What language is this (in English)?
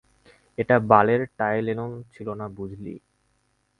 Bangla